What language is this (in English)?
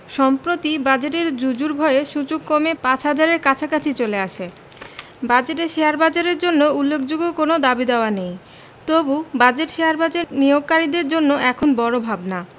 Bangla